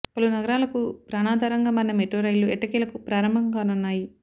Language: Telugu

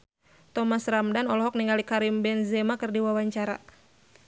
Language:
Sundanese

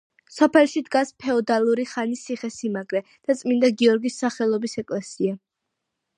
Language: Georgian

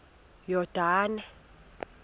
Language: Xhosa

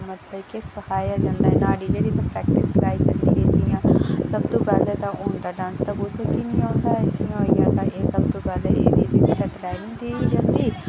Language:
Dogri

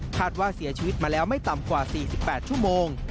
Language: Thai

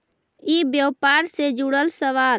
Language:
Magahi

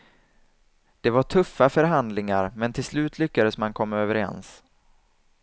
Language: Swedish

